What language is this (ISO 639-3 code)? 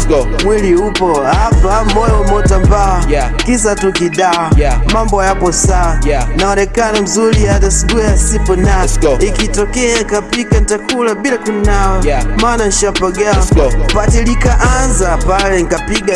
swa